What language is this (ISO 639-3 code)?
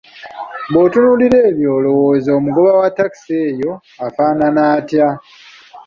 lug